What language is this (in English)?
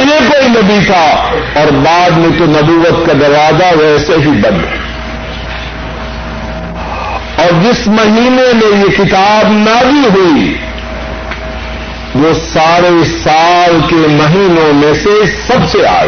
Urdu